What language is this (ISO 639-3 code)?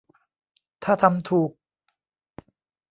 tha